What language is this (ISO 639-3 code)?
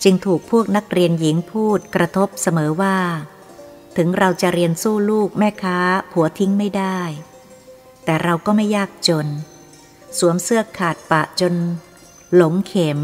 tha